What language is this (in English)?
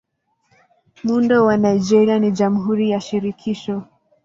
Swahili